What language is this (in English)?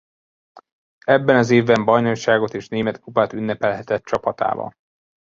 Hungarian